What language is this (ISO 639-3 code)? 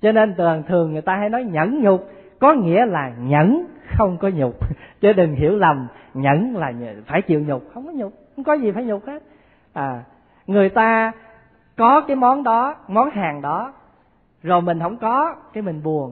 vie